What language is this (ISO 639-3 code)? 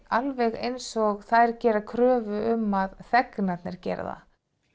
isl